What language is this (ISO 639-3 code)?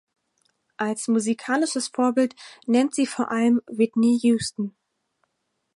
deu